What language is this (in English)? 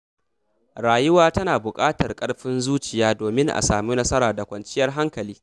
Hausa